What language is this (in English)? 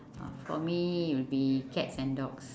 English